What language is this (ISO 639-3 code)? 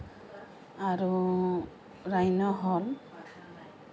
asm